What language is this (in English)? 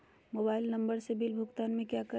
Magahi